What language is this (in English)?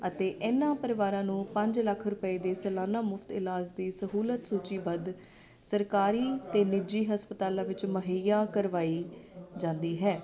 Punjabi